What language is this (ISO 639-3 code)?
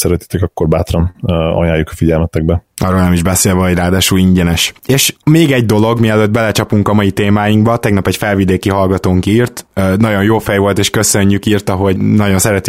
hun